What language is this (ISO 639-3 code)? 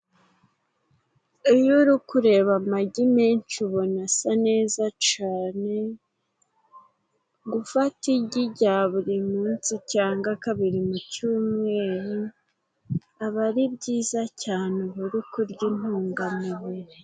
kin